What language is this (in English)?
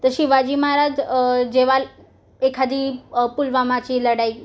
Marathi